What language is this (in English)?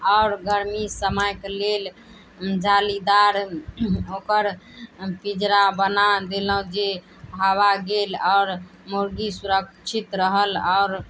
Maithili